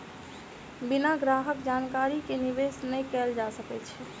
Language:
Maithili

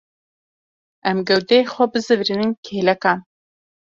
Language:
Kurdish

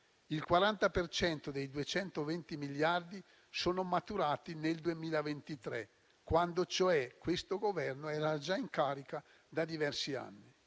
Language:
Italian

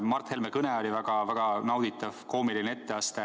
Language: Estonian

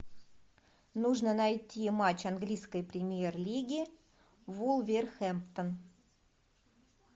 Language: Russian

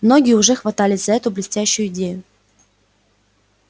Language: Russian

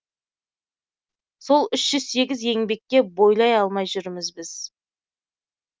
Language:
Kazakh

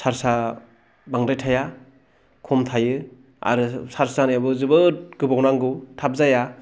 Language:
Bodo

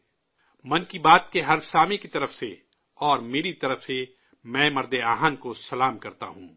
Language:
Urdu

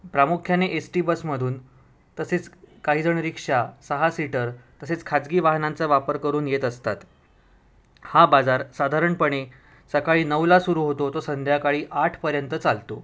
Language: Marathi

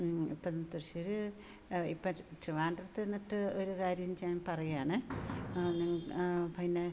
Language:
Malayalam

